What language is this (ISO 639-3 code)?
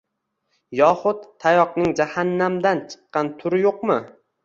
uzb